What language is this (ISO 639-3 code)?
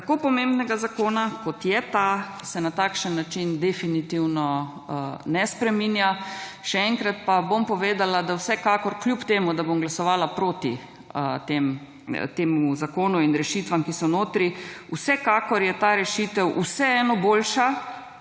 slv